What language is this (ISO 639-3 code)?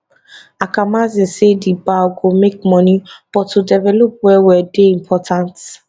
pcm